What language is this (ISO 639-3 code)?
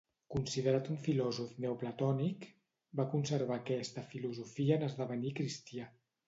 cat